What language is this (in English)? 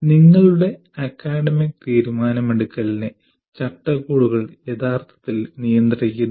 Malayalam